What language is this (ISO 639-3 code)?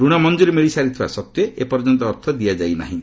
ori